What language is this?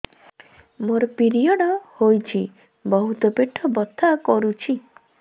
Odia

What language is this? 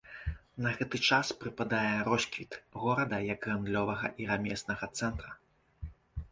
Belarusian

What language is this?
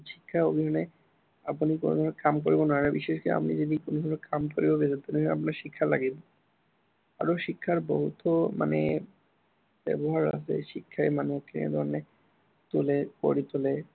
Assamese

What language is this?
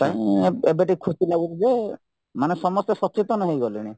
Odia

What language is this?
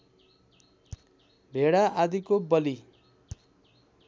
Nepali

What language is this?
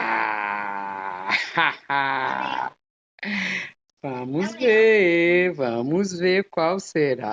Portuguese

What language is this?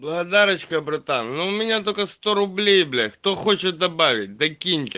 Russian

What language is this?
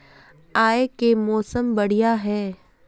Magahi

